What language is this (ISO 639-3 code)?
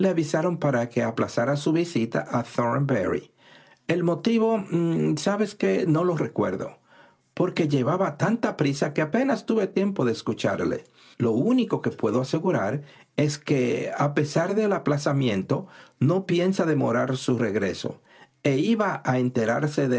spa